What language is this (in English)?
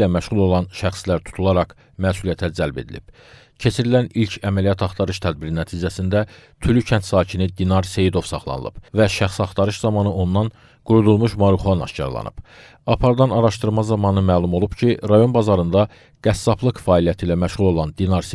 Turkish